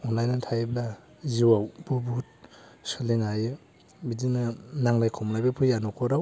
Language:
Bodo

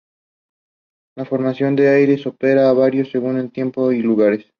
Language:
Spanish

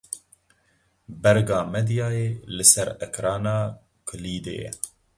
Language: Kurdish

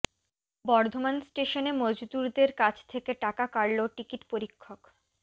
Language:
Bangla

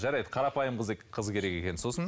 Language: Kazakh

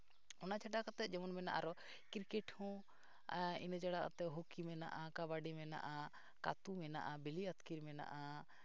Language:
Santali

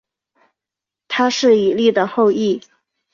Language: Chinese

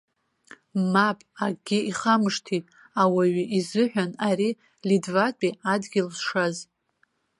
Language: Abkhazian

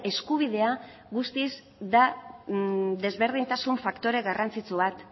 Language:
Basque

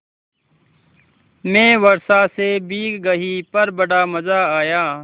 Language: Hindi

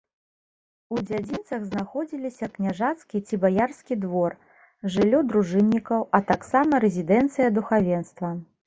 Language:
Belarusian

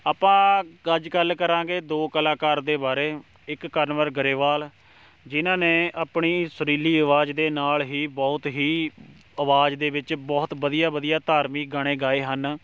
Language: Punjabi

